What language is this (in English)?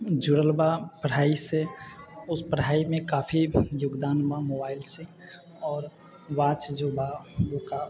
Maithili